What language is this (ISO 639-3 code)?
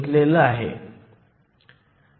mar